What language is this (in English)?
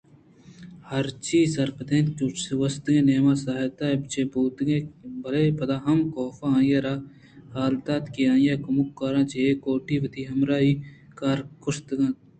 Eastern Balochi